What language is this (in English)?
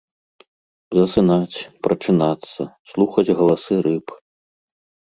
Belarusian